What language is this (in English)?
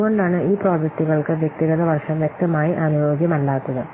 Malayalam